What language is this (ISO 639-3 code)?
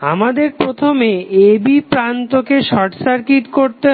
ben